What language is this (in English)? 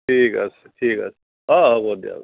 Assamese